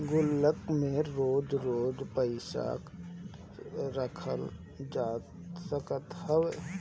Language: Bhojpuri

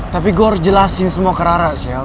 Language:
Indonesian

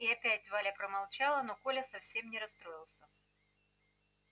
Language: Russian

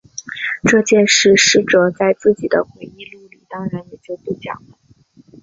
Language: Chinese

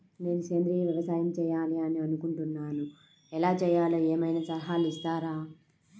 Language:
Telugu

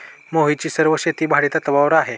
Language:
Marathi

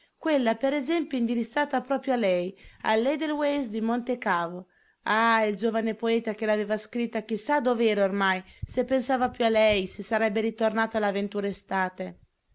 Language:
Italian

